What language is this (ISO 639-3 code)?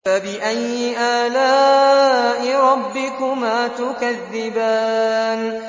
ara